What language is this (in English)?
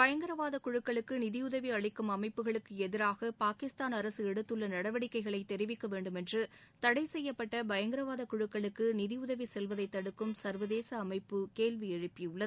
Tamil